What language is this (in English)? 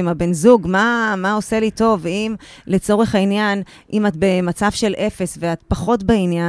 Hebrew